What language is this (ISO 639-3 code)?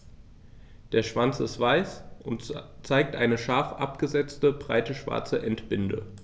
deu